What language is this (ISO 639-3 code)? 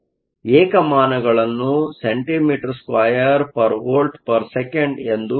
kan